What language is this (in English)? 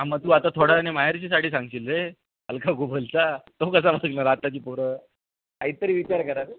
Marathi